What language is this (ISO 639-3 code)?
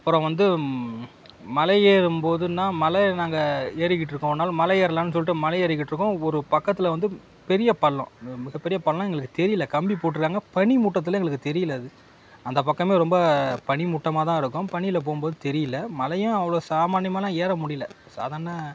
tam